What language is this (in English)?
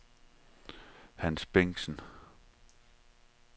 Danish